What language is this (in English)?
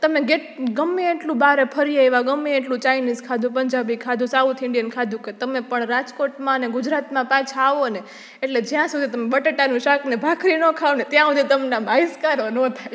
Gujarati